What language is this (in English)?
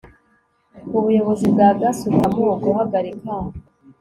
Kinyarwanda